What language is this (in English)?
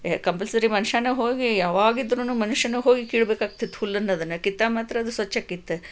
Kannada